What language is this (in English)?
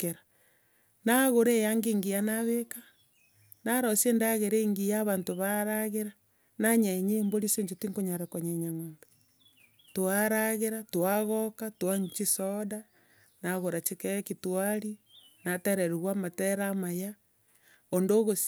Gusii